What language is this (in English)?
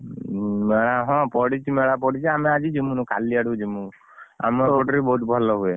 Odia